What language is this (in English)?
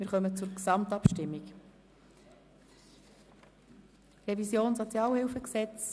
Swiss German